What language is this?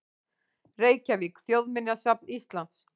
Icelandic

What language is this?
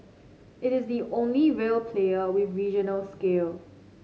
English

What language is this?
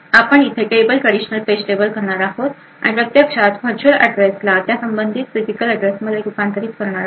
Marathi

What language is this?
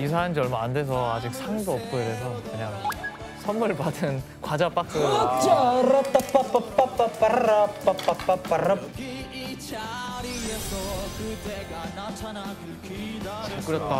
Korean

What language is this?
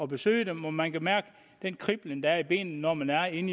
Danish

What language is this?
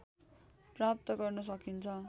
Nepali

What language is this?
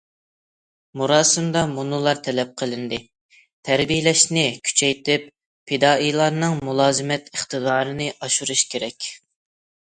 Uyghur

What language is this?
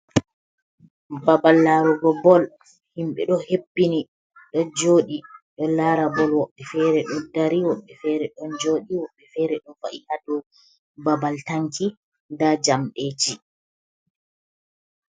Fula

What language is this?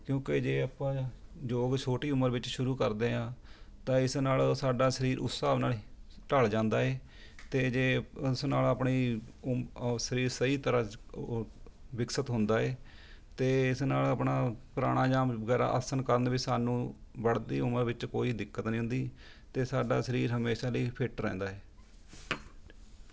Punjabi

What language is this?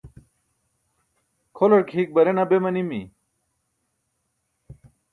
Burushaski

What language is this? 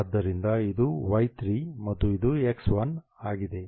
Kannada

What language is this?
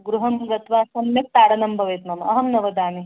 Sanskrit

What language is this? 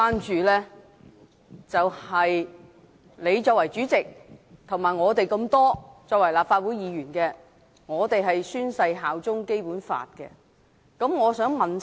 Cantonese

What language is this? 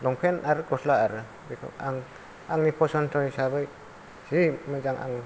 Bodo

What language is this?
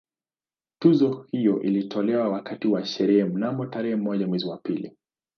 Swahili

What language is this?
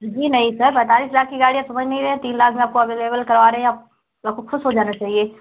Hindi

